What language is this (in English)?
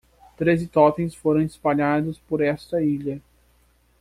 Portuguese